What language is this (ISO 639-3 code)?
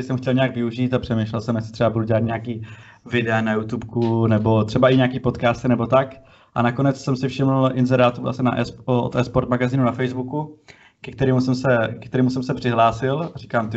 ces